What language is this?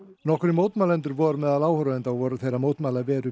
Icelandic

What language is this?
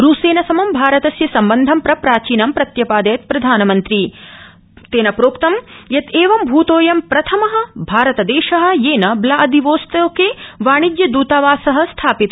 Sanskrit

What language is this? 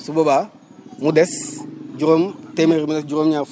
Wolof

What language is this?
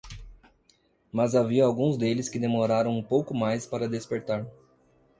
Portuguese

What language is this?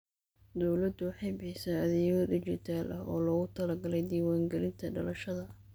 Somali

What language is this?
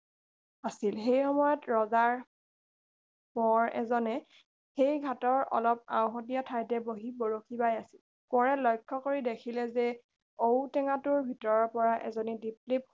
Assamese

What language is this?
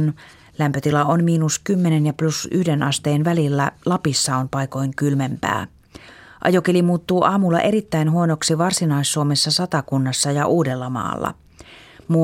Finnish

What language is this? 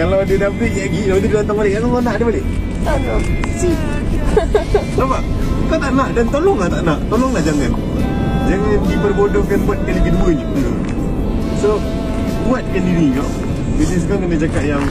Malay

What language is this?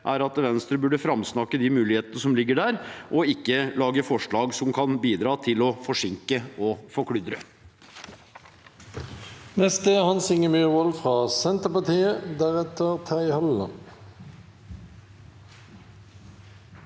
Norwegian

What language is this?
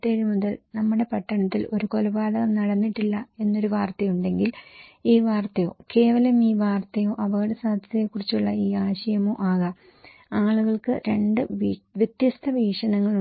Malayalam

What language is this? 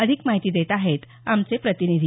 Marathi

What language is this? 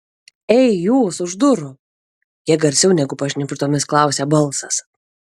Lithuanian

